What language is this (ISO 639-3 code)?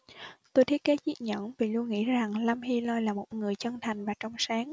vie